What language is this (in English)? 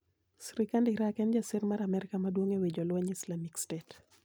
Luo (Kenya and Tanzania)